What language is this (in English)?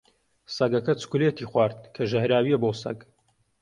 Central Kurdish